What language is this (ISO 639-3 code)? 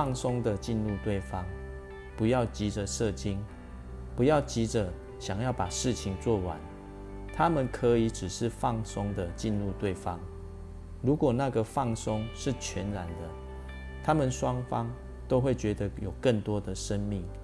zho